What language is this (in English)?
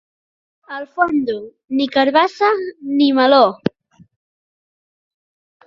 Catalan